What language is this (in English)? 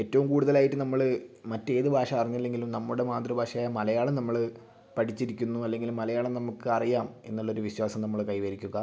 Malayalam